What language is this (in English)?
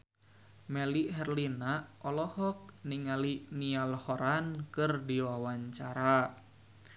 Sundanese